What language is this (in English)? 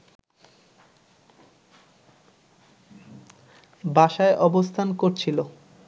Bangla